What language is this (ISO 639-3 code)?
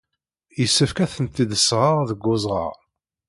kab